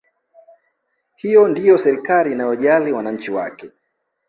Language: Swahili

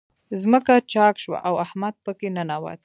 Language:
Pashto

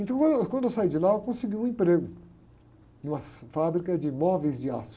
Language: Portuguese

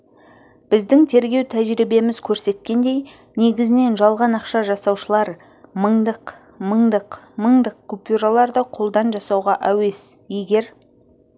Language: Kazakh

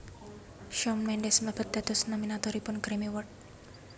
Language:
Javanese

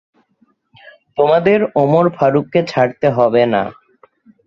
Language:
Bangla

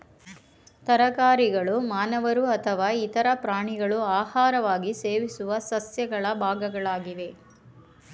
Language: Kannada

